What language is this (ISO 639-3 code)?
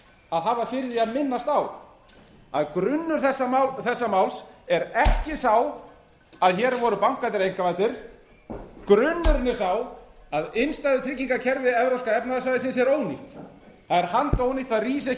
isl